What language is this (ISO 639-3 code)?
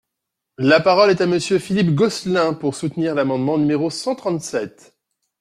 fra